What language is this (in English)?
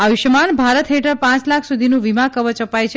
Gujarati